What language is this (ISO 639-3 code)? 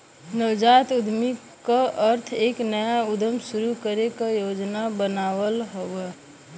bho